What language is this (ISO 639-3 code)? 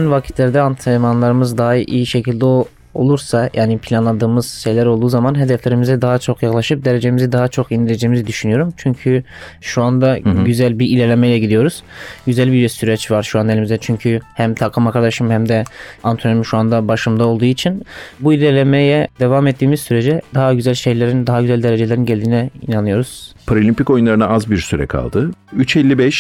tur